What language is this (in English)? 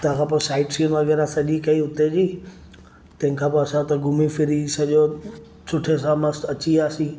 Sindhi